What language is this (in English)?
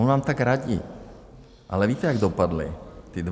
Czech